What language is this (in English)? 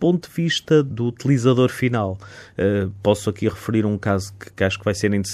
Portuguese